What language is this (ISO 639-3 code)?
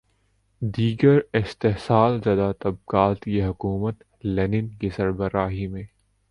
urd